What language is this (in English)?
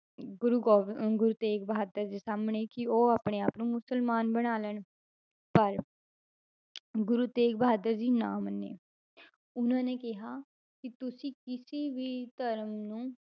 Punjabi